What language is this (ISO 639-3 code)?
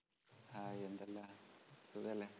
mal